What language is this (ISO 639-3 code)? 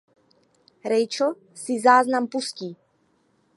ces